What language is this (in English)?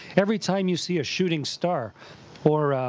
English